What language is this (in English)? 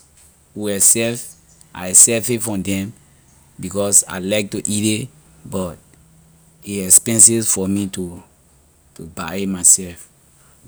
Liberian English